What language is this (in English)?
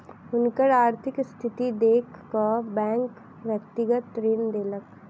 Maithili